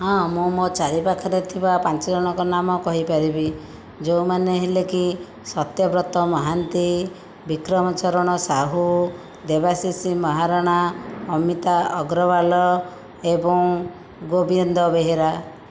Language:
Odia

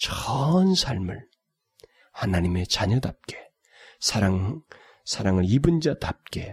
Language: Korean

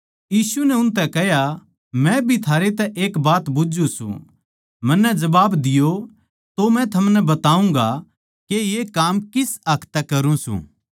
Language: Haryanvi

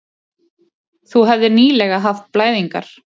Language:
Icelandic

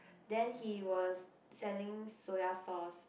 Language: English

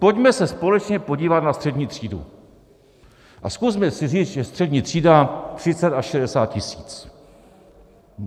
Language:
Czech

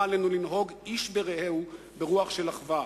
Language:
Hebrew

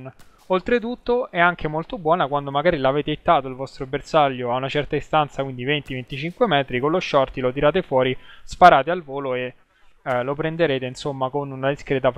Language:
Italian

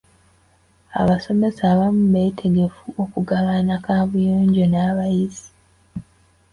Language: Ganda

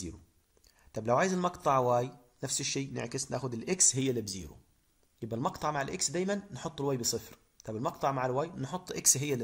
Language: Arabic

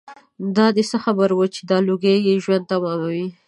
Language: Pashto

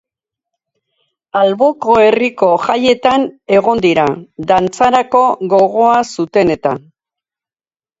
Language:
Basque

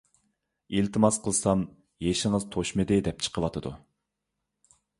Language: Uyghur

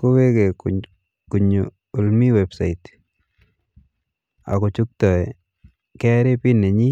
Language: Kalenjin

